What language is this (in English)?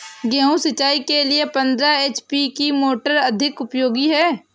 Hindi